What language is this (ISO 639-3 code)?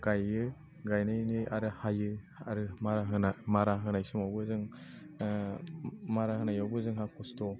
brx